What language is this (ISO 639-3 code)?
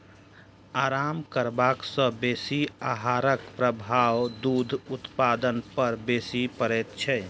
mai